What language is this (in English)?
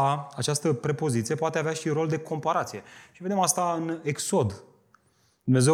Romanian